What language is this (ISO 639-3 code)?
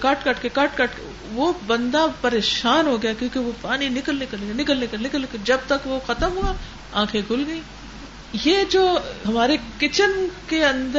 urd